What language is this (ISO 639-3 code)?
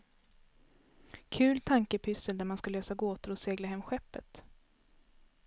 swe